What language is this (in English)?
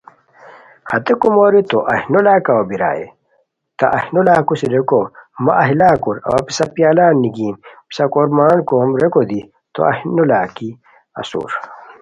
Khowar